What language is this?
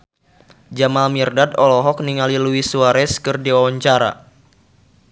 Sundanese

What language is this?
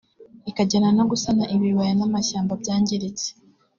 Kinyarwanda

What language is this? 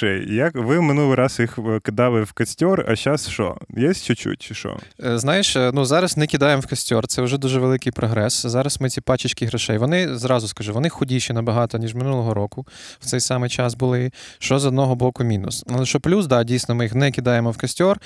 Ukrainian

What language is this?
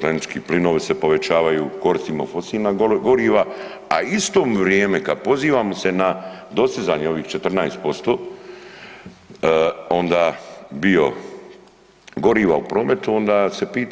Croatian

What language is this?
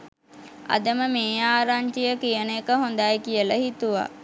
Sinhala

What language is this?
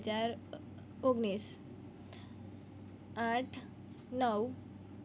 Gujarati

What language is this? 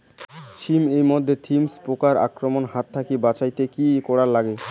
Bangla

